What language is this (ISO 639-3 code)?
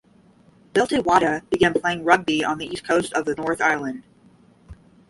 eng